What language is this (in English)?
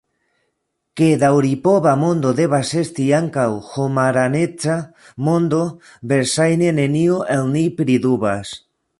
Esperanto